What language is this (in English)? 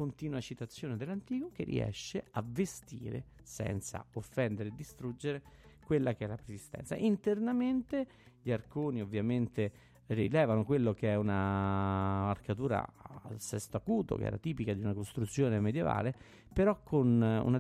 Italian